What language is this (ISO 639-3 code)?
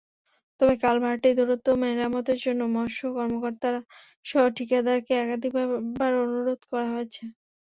ben